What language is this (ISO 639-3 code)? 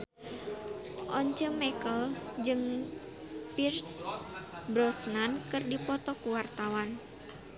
sun